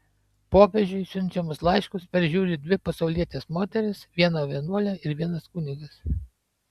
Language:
Lithuanian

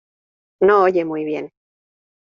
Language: Spanish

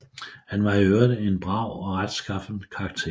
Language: Danish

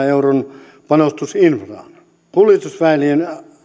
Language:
Finnish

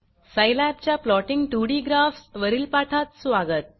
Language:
Marathi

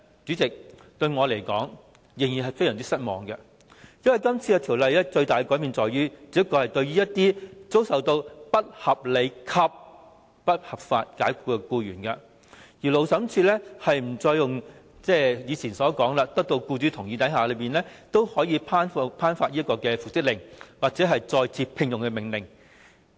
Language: Cantonese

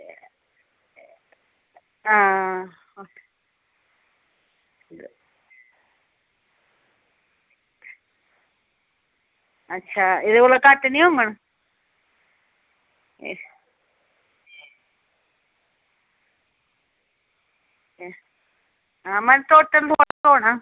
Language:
Dogri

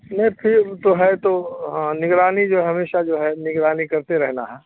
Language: Urdu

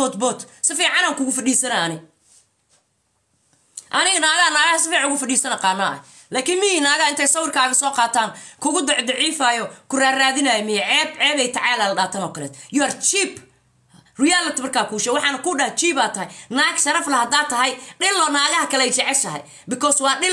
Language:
Arabic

